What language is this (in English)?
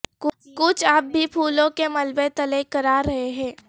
Urdu